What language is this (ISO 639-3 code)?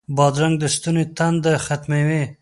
pus